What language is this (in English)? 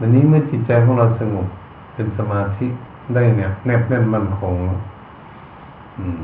Thai